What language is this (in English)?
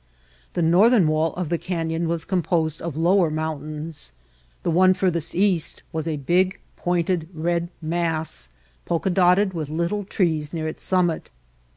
English